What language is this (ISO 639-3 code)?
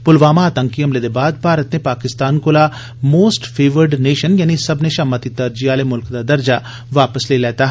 doi